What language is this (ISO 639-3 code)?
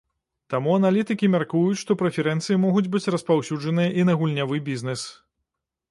bel